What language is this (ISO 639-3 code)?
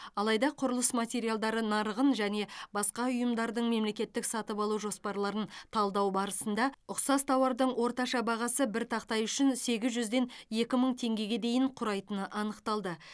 kaz